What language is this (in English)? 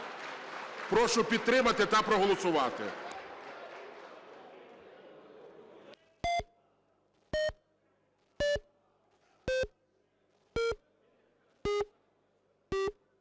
Ukrainian